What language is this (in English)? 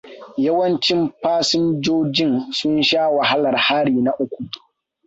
Hausa